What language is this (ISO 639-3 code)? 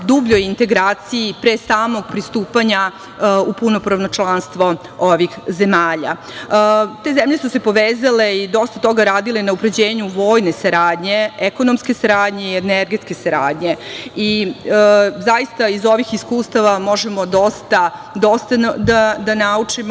srp